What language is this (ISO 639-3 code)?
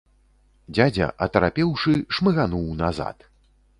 bel